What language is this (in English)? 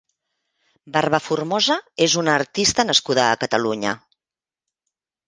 Catalan